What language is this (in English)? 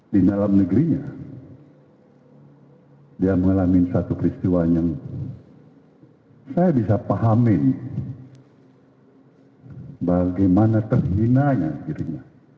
Indonesian